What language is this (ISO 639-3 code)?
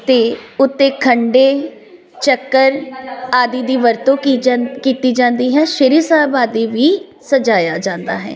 pan